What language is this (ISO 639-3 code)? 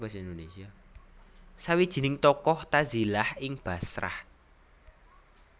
jav